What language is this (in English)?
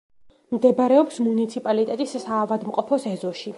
Georgian